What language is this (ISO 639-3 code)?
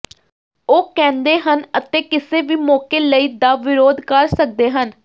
pan